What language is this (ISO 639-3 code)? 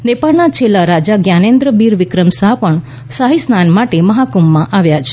guj